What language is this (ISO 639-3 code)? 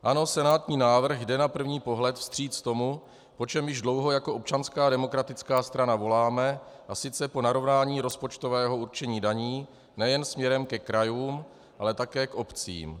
ces